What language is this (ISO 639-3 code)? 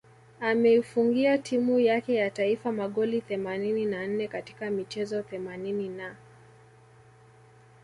swa